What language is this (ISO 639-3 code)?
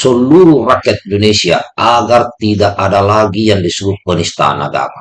ind